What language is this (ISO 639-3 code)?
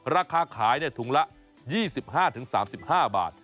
tha